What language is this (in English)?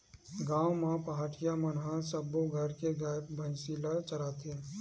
Chhattisgarhi